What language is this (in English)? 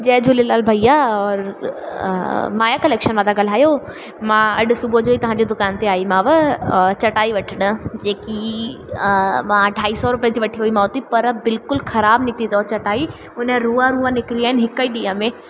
Sindhi